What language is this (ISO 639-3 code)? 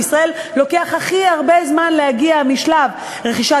heb